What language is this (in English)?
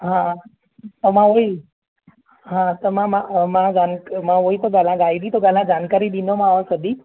Sindhi